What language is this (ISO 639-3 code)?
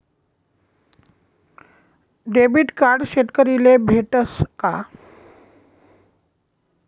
mar